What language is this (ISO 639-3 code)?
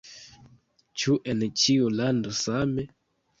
epo